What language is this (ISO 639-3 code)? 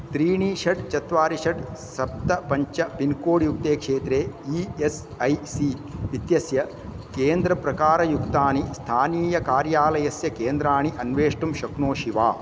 san